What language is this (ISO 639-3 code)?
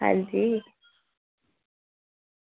doi